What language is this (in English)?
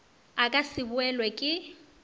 Northern Sotho